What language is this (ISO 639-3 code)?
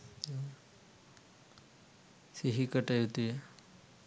sin